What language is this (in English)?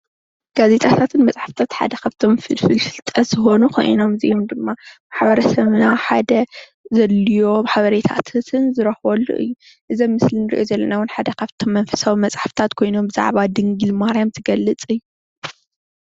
Tigrinya